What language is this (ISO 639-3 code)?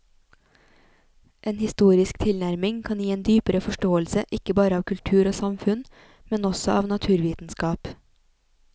nor